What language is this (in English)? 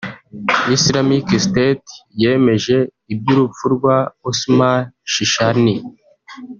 Kinyarwanda